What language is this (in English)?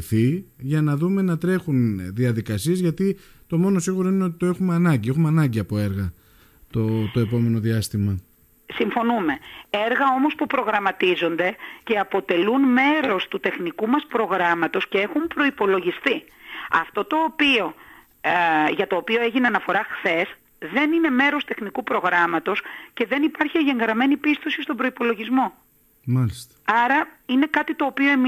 Greek